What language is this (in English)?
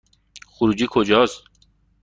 Persian